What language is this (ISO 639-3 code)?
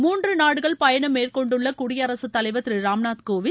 tam